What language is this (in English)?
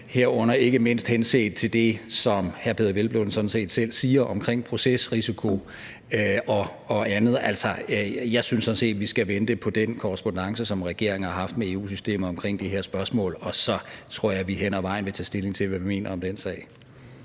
Danish